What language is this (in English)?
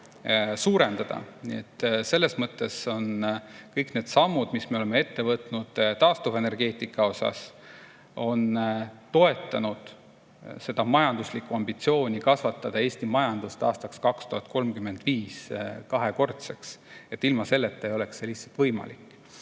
Estonian